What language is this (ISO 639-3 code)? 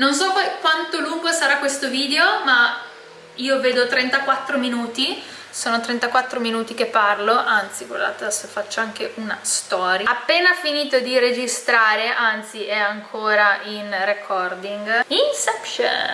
ita